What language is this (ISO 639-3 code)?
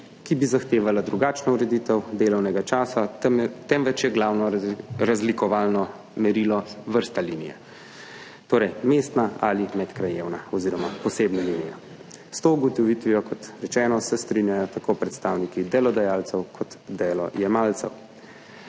slv